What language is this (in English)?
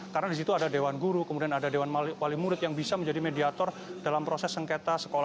Indonesian